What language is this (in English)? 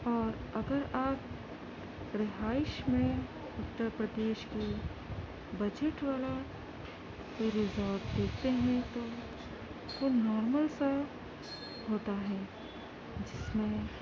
Urdu